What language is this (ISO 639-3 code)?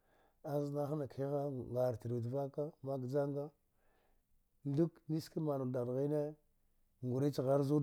dgh